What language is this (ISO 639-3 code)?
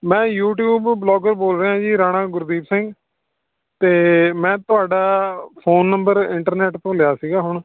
pan